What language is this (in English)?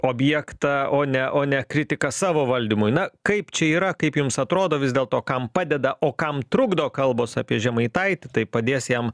Lithuanian